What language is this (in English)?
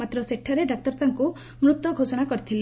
Odia